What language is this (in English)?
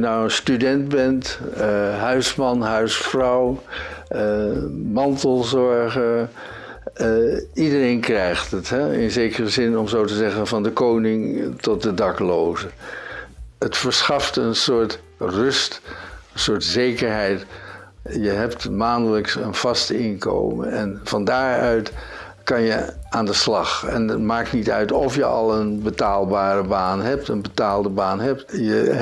Dutch